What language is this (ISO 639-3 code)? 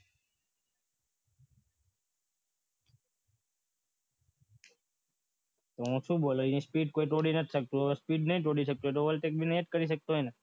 guj